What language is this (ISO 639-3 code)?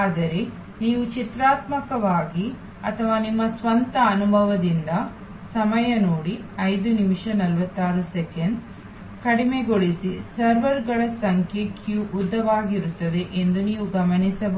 kan